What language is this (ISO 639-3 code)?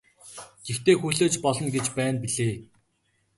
mon